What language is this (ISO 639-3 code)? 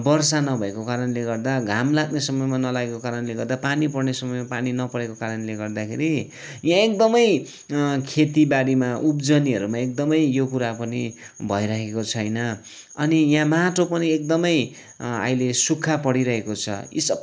nep